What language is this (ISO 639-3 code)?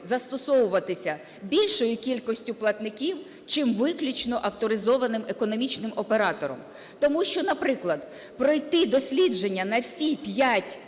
ukr